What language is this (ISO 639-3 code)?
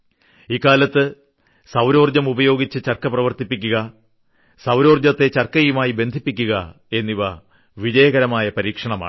mal